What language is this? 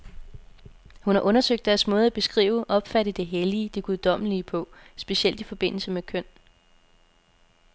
Danish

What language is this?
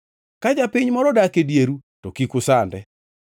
Luo (Kenya and Tanzania)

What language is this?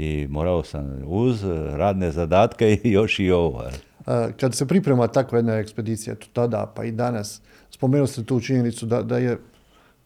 Croatian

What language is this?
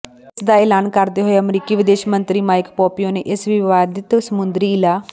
Punjabi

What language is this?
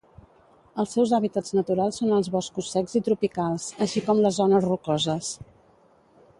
Catalan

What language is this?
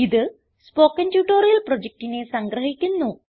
Malayalam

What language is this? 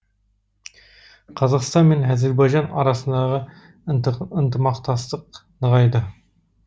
Kazakh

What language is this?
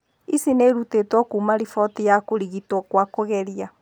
Kikuyu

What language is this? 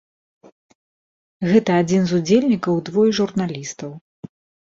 Belarusian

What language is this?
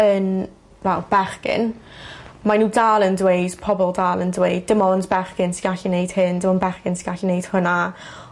Welsh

